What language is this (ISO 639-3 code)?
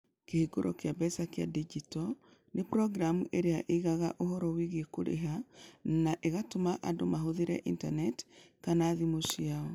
kik